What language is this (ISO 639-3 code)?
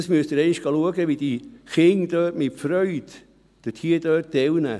gsw